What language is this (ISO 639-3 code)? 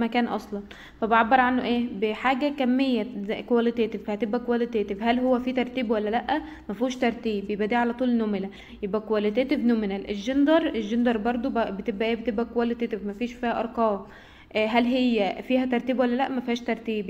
ara